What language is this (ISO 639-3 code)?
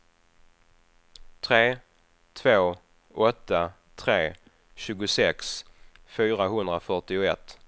swe